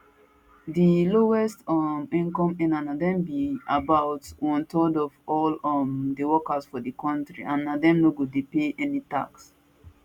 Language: Nigerian Pidgin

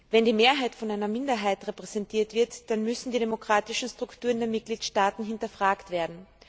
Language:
German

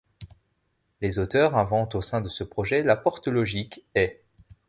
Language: French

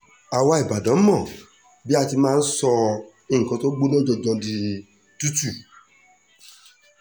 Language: Yoruba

